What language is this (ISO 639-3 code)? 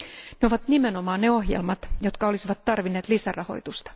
fin